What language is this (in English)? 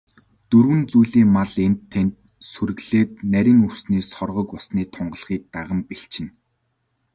Mongolian